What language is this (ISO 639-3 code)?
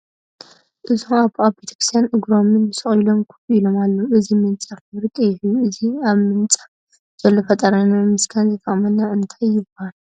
tir